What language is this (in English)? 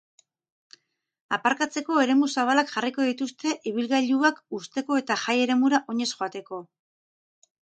Basque